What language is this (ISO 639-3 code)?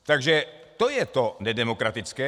ces